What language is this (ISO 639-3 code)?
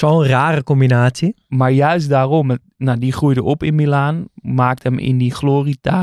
nld